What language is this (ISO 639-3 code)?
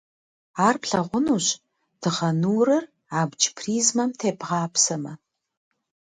kbd